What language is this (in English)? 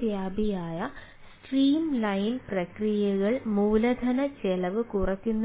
Malayalam